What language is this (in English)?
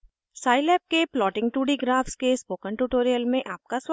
Hindi